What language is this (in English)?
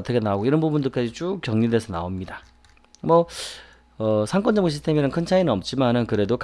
Korean